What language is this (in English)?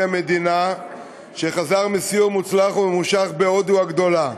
Hebrew